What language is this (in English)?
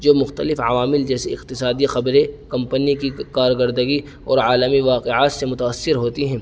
Urdu